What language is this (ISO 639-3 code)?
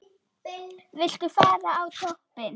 isl